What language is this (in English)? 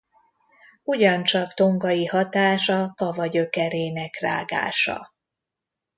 Hungarian